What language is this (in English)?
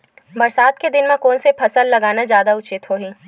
Chhattisgarhi